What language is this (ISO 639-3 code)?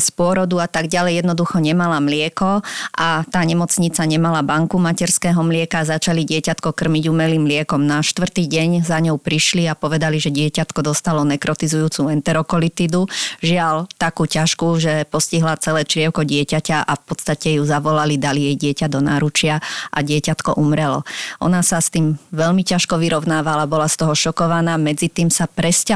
slk